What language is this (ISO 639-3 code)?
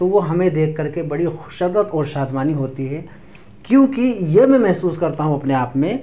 urd